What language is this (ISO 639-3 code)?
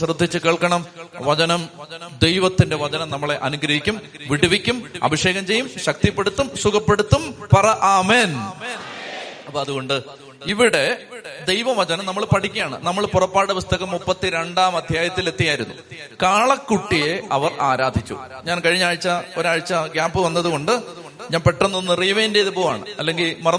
mal